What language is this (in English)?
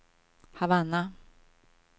Swedish